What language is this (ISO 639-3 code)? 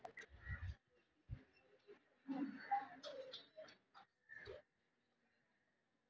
mag